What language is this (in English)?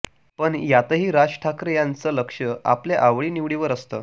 Marathi